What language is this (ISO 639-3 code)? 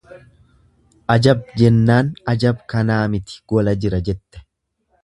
orm